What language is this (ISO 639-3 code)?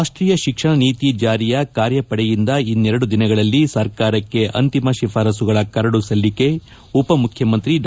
kan